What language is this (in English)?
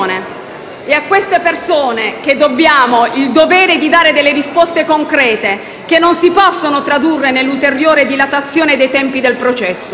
Italian